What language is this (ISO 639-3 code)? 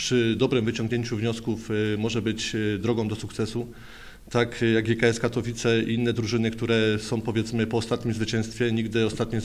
pol